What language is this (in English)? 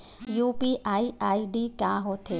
Chhattisgarhi